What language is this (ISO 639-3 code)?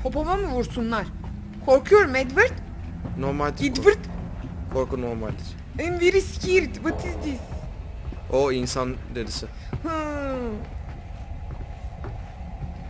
tur